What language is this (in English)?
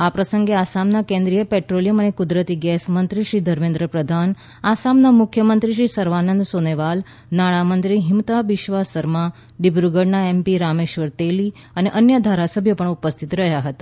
Gujarati